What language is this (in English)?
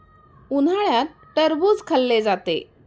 Marathi